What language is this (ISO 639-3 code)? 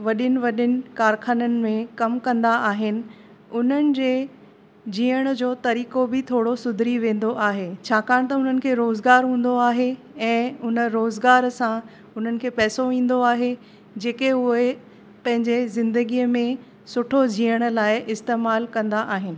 snd